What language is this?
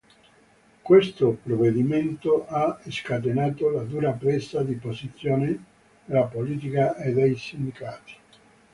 Italian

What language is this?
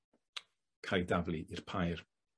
Welsh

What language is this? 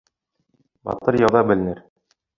Bashkir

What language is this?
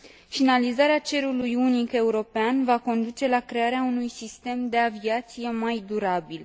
Romanian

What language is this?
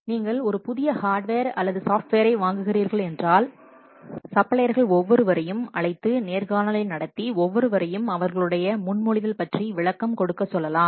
Tamil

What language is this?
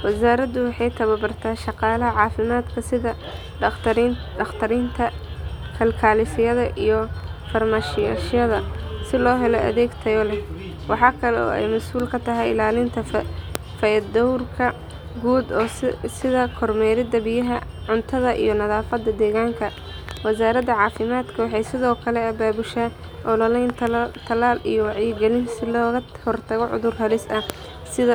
Somali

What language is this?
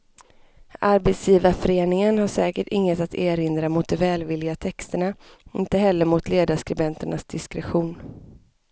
Swedish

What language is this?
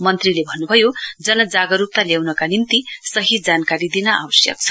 Nepali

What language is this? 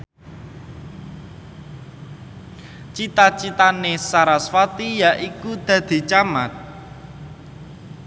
Javanese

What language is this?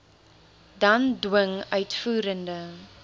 Afrikaans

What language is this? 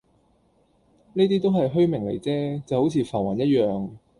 Cantonese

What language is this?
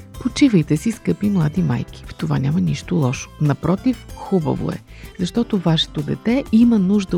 Bulgarian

